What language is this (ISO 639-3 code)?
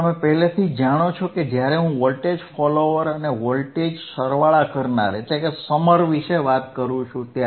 guj